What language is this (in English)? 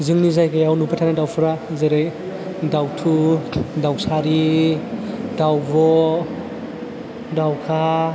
Bodo